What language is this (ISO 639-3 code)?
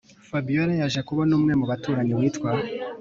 kin